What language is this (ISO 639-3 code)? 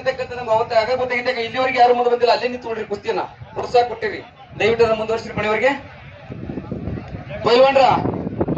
hin